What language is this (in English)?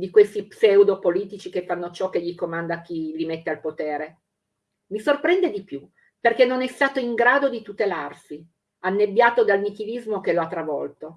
Italian